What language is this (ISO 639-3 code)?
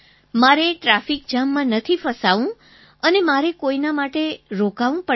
guj